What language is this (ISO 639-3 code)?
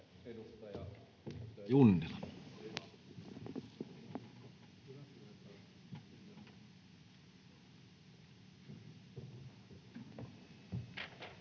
fin